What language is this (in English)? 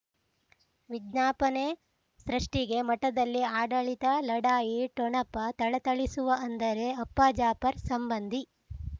Kannada